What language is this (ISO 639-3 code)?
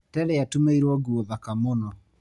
kik